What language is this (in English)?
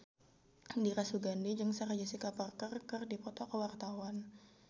Sundanese